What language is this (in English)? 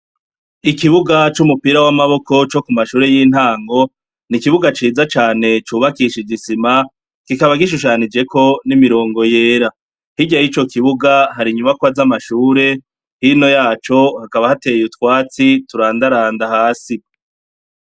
Rundi